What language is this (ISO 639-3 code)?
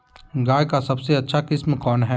mag